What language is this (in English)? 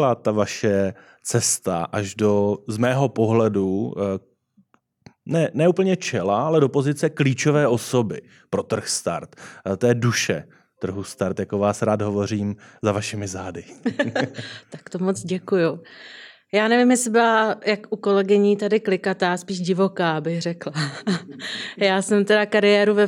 Czech